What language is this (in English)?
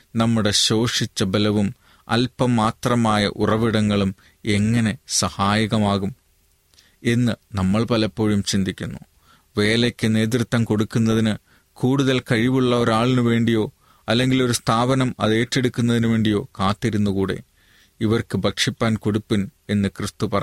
Malayalam